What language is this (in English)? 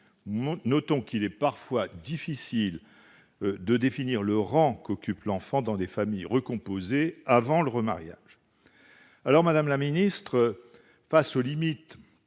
French